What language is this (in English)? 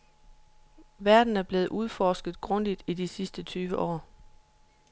Danish